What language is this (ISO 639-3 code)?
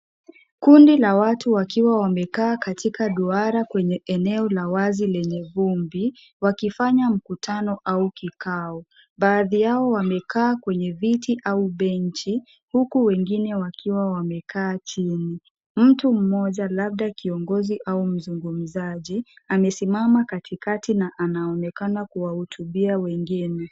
swa